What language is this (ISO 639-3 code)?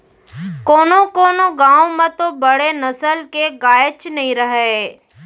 hne